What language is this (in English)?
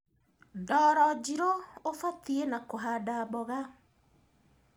Kikuyu